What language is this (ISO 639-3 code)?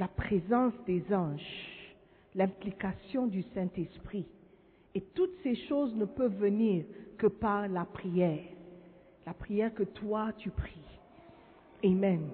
fra